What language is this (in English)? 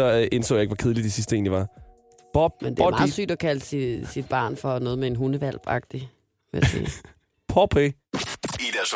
Danish